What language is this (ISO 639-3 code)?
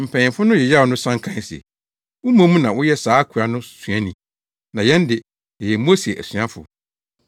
aka